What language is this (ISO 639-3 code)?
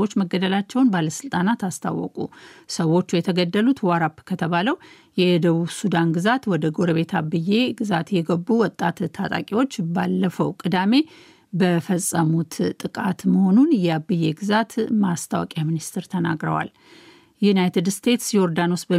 amh